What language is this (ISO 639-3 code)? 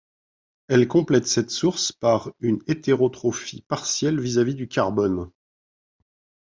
fra